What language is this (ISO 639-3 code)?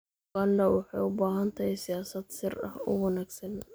som